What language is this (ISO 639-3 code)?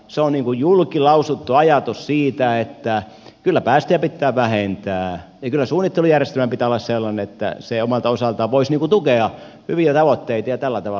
fin